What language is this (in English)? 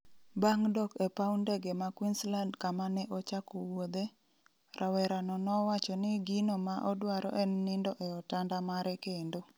Luo (Kenya and Tanzania)